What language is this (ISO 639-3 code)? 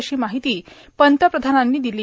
mar